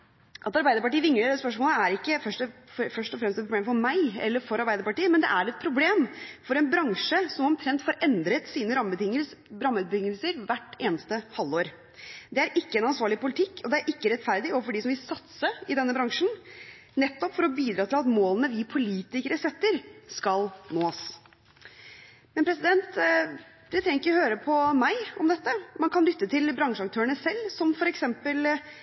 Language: Norwegian Bokmål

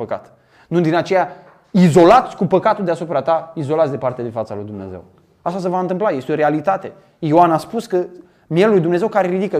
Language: Romanian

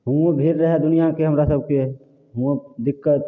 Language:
Maithili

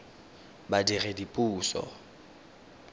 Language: Tswana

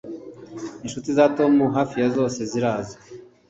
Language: Kinyarwanda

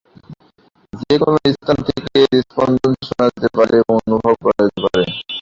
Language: Bangla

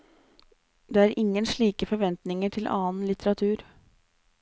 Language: Norwegian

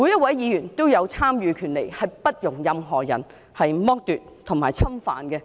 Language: Cantonese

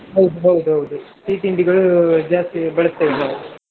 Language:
Kannada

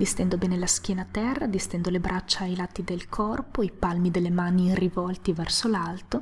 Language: Italian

